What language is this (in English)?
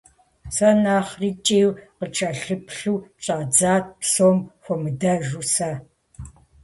Kabardian